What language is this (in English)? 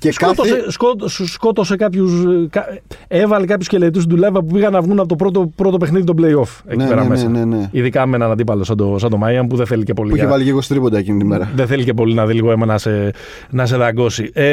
Greek